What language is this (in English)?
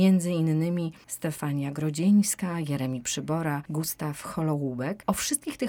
Polish